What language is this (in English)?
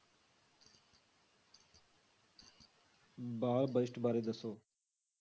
Punjabi